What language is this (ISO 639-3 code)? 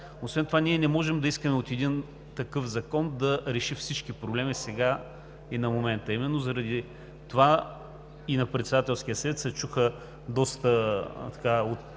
bul